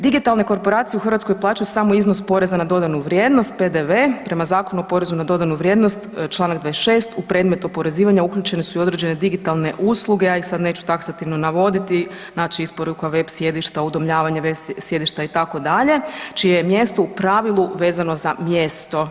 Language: Croatian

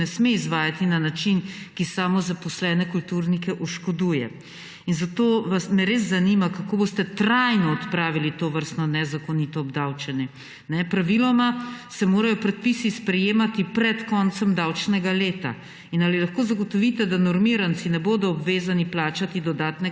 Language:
Slovenian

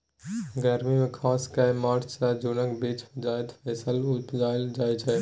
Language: Maithili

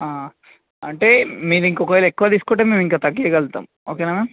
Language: Telugu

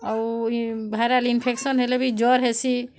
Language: Odia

